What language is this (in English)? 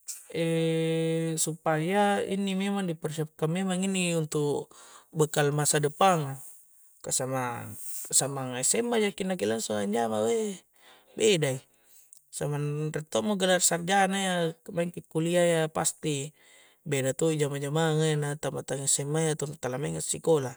Coastal Konjo